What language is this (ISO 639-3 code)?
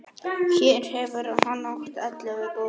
isl